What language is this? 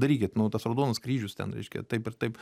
Lithuanian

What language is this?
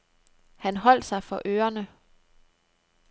Danish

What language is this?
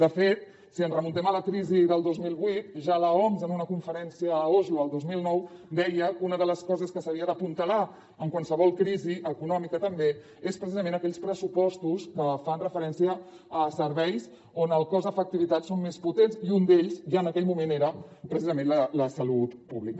Catalan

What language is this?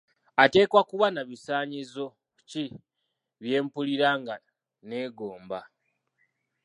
Ganda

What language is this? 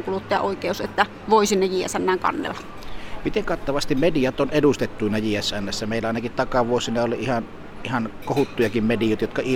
Finnish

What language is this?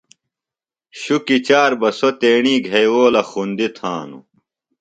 Phalura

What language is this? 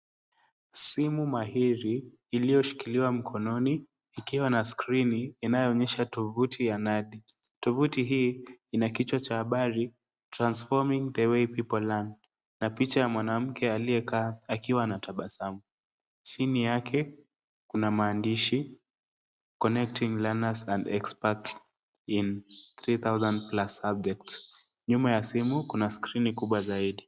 Swahili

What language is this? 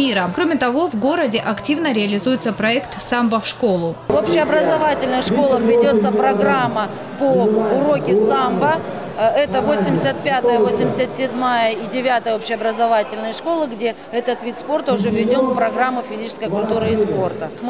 Russian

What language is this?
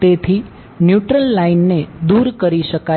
Gujarati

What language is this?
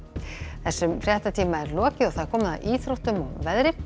Icelandic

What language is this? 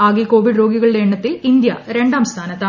Malayalam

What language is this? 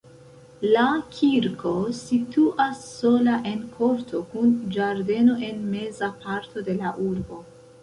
Esperanto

